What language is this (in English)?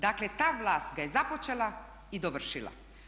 Croatian